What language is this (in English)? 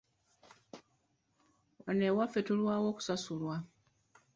Ganda